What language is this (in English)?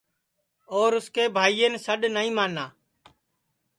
Sansi